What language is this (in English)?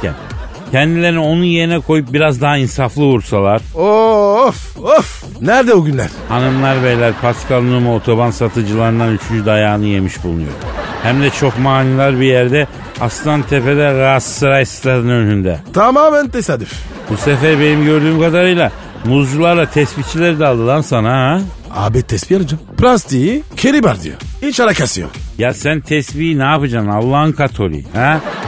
Turkish